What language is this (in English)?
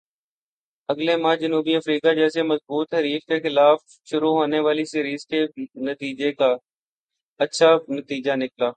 Urdu